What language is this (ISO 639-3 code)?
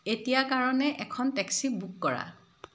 asm